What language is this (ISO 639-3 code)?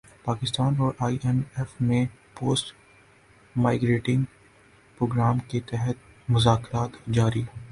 urd